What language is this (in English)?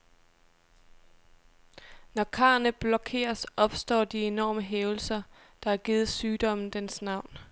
Danish